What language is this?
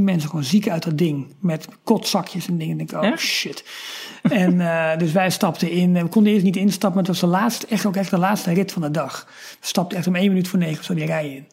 Dutch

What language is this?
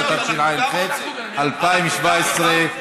Hebrew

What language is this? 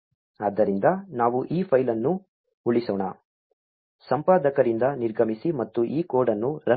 Kannada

